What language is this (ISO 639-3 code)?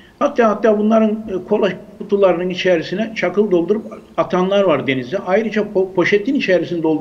tur